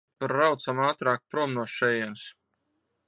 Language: Latvian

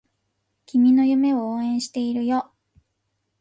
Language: Japanese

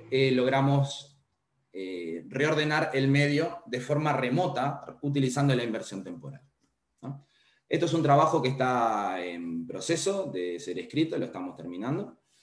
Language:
Spanish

